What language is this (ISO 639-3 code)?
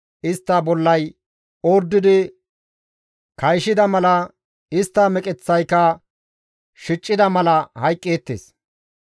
gmv